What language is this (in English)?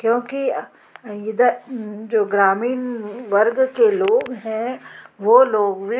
Hindi